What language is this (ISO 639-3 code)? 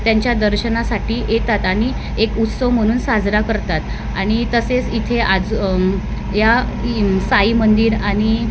mar